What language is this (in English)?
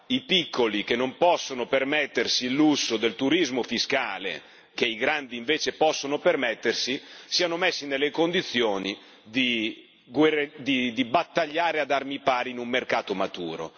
Italian